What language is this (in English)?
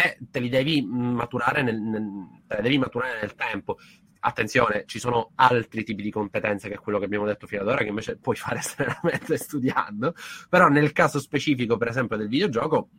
Italian